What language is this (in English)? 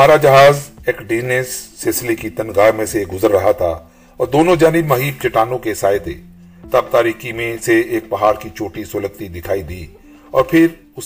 Urdu